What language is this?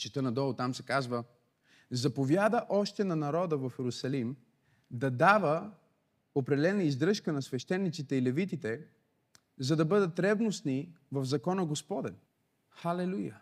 Bulgarian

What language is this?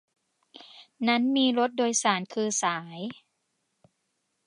Thai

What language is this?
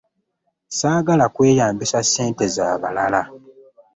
Ganda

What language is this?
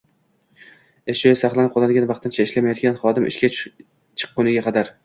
Uzbek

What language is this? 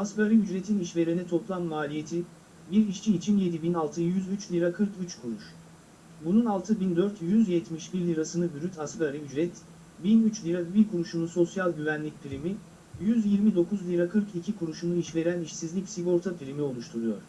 Turkish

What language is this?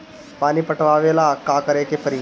Bhojpuri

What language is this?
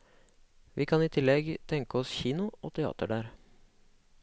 Norwegian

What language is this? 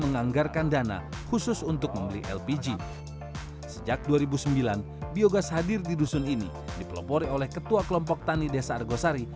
Indonesian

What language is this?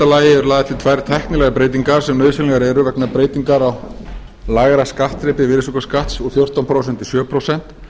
Icelandic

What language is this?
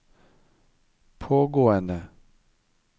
Norwegian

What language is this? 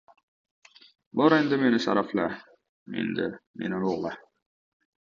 Uzbek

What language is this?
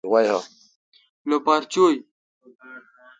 Kalkoti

